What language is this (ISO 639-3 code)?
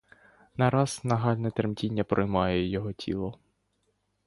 ukr